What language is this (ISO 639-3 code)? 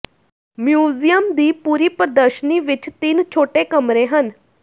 pan